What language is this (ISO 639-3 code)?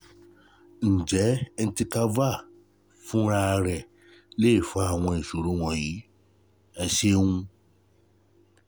yor